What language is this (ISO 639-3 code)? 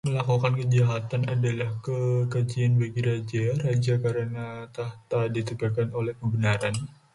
ind